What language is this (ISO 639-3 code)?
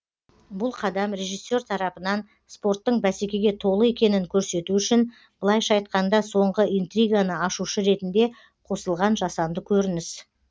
kaz